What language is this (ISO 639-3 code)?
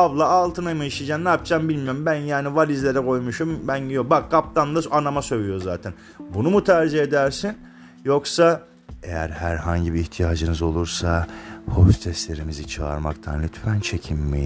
tur